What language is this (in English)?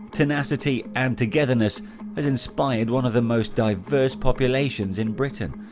English